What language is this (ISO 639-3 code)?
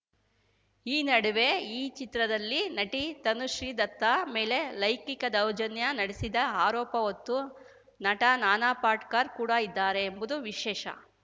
kan